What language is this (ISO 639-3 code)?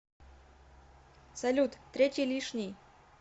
rus